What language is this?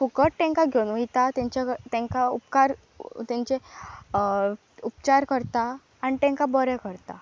Konkani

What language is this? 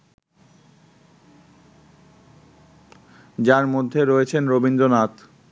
Bangla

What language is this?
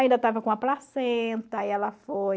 Portuguese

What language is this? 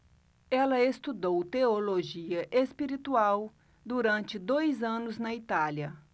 Portuguese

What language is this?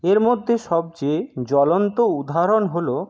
Bangla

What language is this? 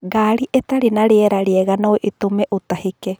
Kikuyu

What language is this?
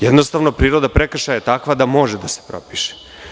Serbian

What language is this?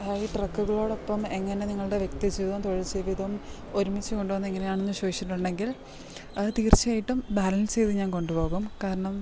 Malayalam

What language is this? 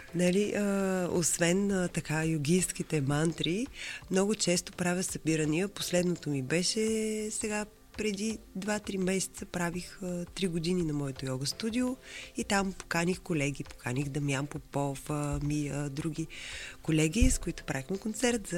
Bulgarian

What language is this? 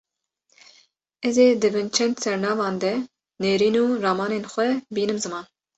Kurdish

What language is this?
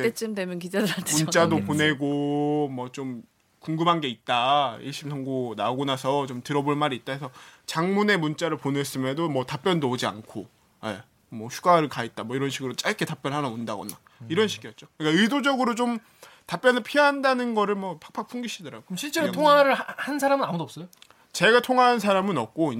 Korean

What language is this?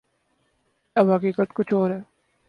Urdu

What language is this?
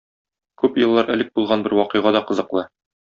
Tatar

